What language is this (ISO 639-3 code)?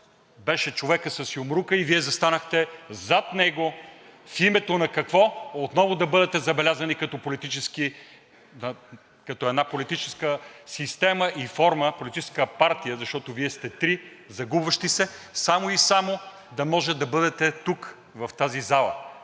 bul